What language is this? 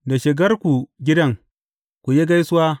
Hausa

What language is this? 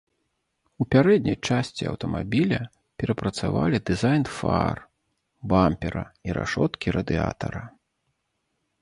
Belarusian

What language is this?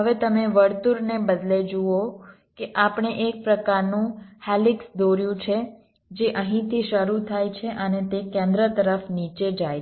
Gujarati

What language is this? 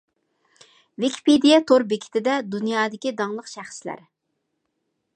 Uyghur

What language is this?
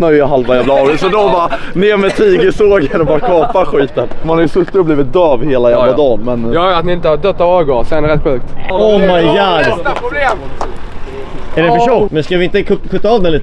Swedish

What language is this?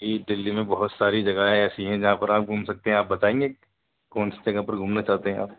Urdu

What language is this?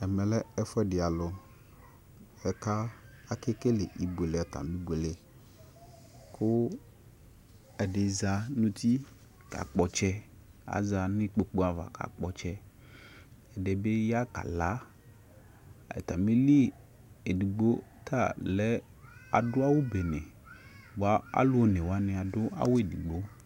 Ikposo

